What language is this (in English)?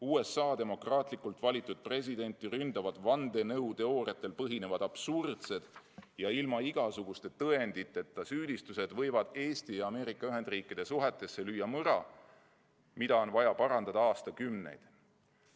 Estonian